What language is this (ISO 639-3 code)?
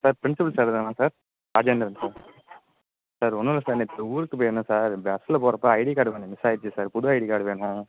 tam